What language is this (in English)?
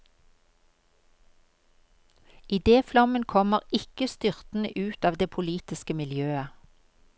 Norwegian